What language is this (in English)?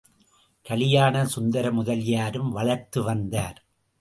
Tamil